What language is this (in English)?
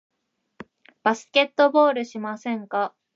Japanese